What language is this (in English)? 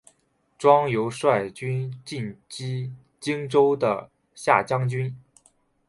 Chinese